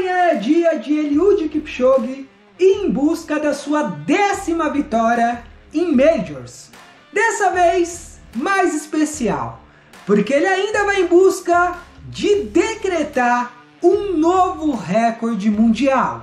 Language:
Portuguese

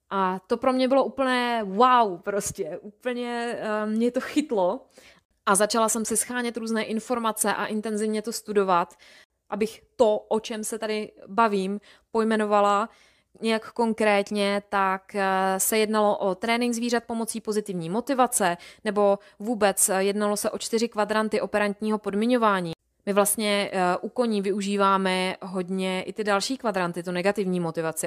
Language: Czech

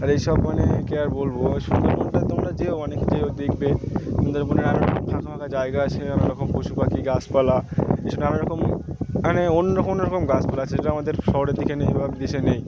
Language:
Bangla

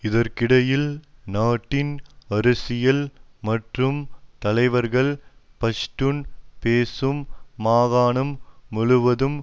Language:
Tamil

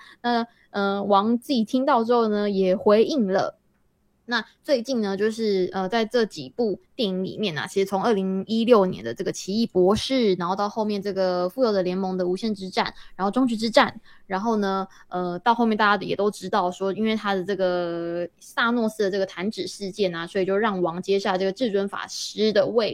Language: Chinese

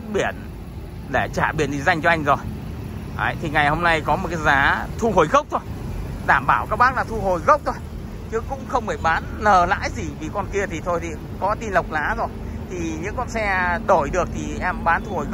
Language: Vietnamese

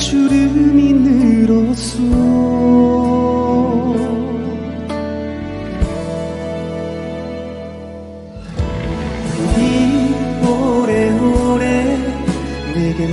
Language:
Korean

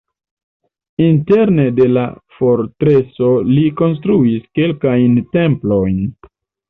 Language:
Esperanto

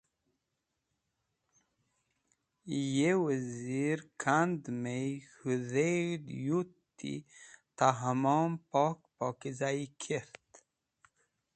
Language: Wakhi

